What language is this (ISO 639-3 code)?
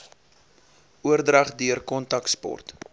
afr